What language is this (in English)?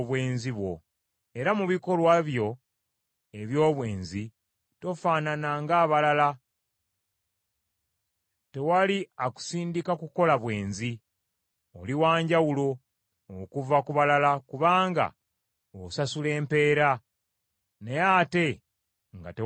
Ganda